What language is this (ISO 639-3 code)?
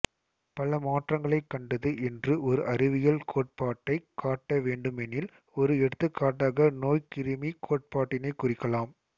tam